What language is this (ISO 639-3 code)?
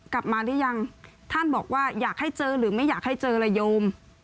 tha